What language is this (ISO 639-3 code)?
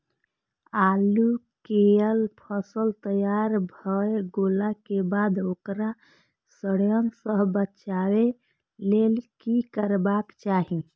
mai